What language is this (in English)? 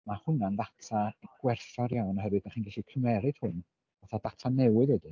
Welsh